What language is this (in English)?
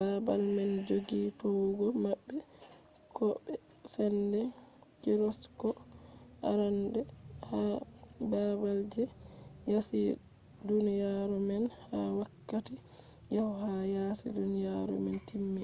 Fula